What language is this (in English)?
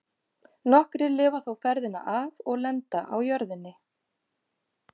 Icelandic